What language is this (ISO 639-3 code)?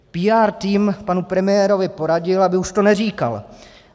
ces